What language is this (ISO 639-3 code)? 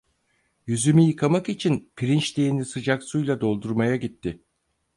tur